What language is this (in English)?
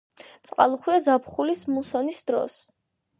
Georgian